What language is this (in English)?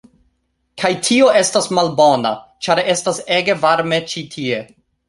Esperanto